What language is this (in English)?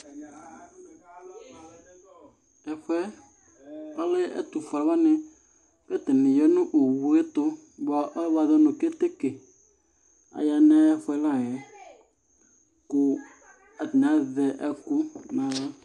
Ikposo